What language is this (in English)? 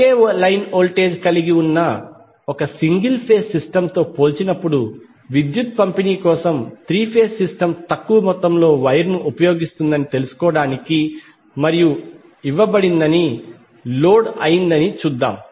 Telugu